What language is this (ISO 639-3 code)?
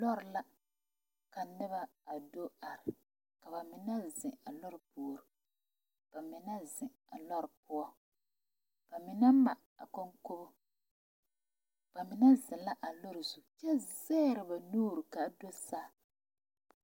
dga